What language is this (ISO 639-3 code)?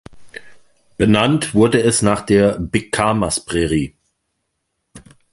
deu